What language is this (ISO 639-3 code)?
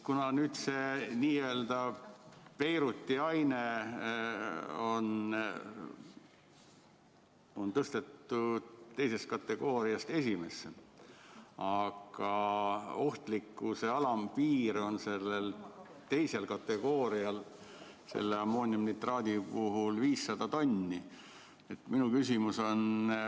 est